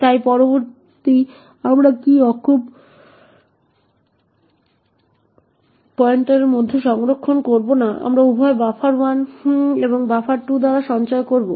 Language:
Bangla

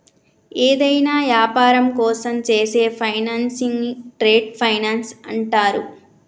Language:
Telugu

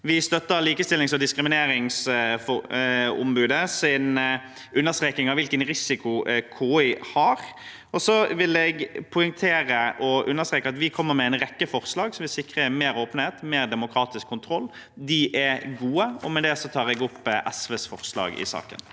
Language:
Norwegian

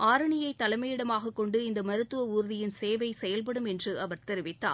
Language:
Tamil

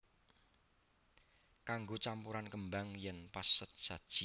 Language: Javanese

